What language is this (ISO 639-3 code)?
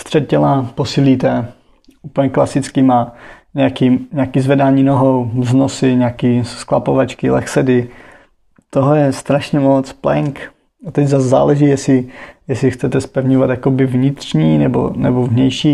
ces